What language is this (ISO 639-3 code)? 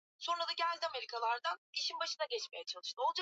swa